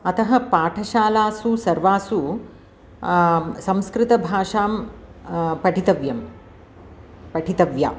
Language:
Sanskrit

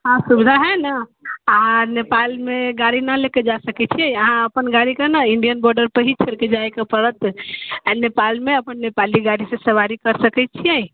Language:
Maithili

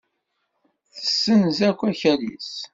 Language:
Kabyle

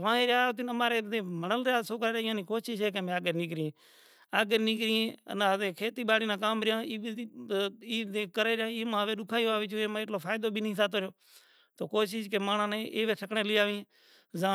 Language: Kachi Koli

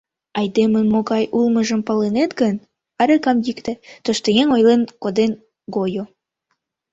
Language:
Mari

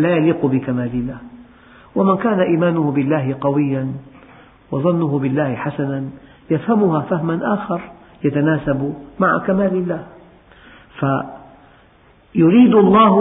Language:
Arabic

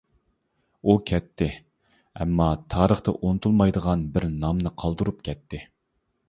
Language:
Uyghur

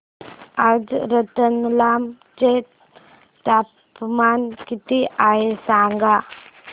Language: Marathi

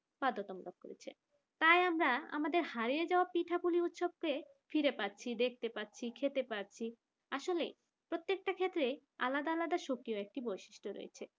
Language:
Bangla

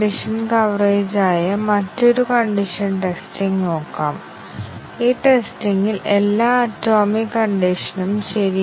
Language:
Malayalam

